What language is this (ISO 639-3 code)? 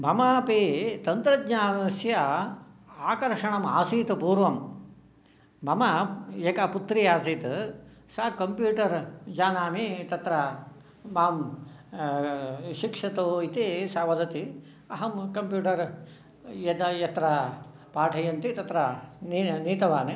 san